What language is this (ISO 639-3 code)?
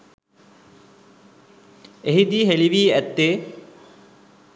sin